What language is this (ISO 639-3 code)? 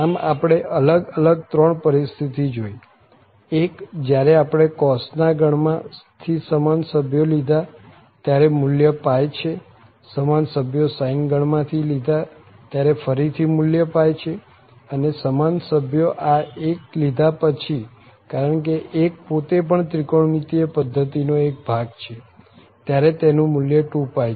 guj